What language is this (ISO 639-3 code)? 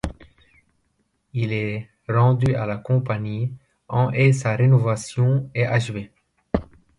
fra